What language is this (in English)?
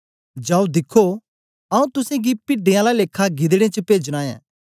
Dogri